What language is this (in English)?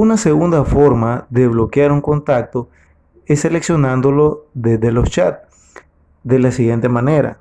Spanish